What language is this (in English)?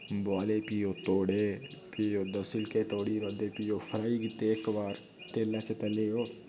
Dogri